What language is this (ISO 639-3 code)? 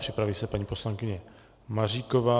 ces